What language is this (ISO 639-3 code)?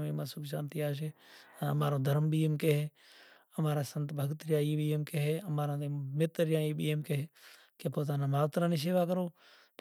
gjk